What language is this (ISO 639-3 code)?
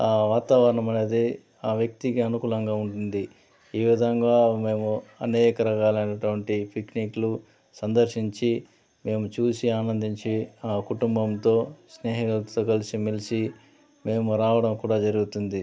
tel